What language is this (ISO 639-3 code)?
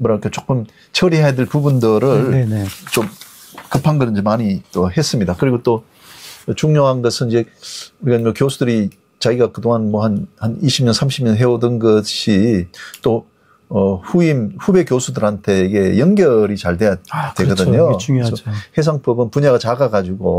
kor